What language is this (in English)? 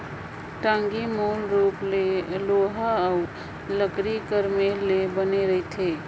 Chhattisgarhi